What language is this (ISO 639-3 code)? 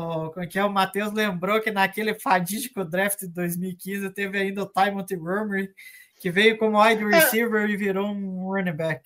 por